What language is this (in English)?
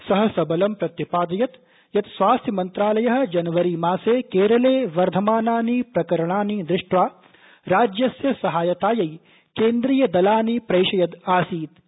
Sanskrit